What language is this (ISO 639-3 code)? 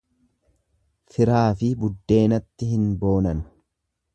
orm